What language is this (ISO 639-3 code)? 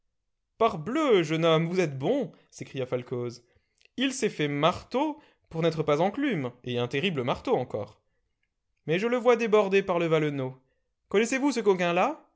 fra